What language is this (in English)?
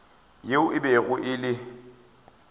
Northern Sotho